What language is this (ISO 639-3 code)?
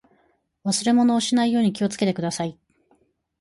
jpn